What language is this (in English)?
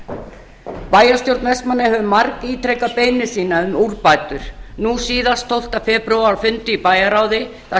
Icelandic